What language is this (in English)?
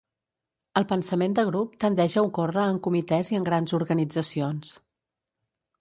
Catalan